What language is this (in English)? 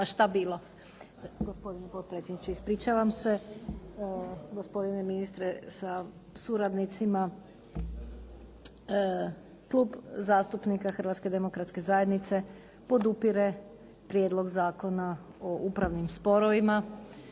Croatian